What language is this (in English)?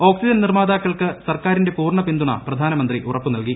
Malayalam